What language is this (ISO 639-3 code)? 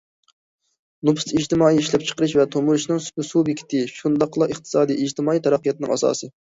uig